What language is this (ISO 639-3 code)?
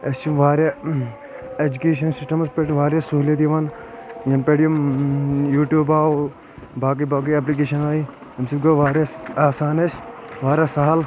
kas